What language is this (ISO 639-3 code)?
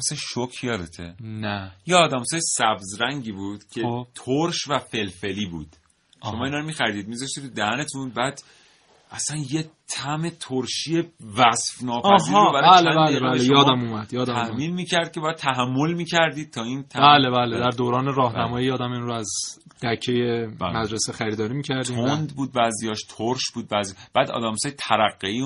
fas